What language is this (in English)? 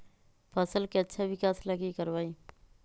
Magahi